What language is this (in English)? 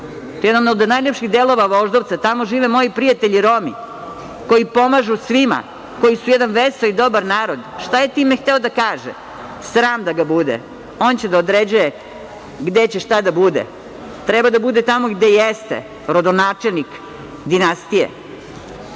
Serbian